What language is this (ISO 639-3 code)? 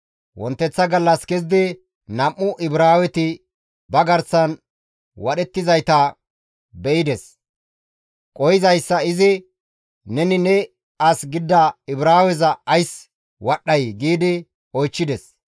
gmv